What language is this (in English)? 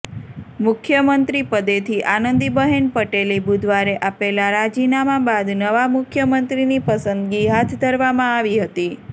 Gujarati